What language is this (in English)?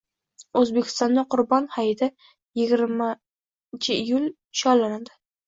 Uzbek